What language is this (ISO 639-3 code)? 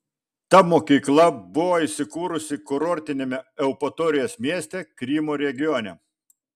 lit